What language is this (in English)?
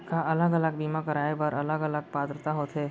Chhattisgarhi